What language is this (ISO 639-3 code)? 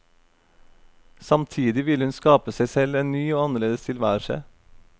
nor